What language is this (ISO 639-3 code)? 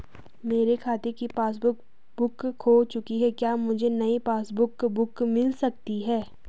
hin